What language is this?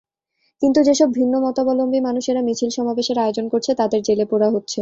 Bangla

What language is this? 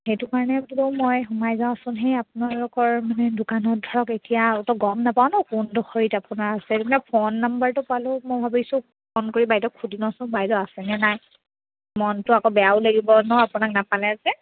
Assamese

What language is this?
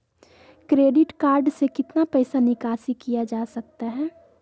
Magahi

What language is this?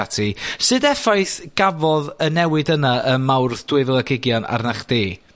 Welsh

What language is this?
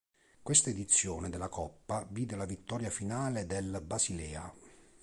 Italian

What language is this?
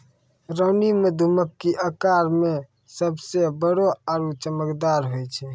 Maithili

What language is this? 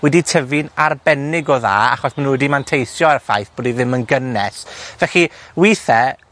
Welsh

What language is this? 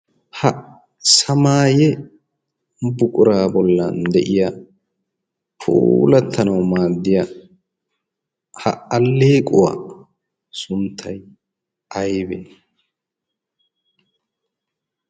Wolaytta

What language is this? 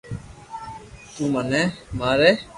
Loarki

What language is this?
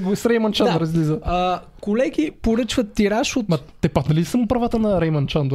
Bulgarian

